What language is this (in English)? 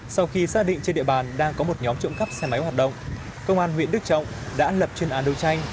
Vietnamese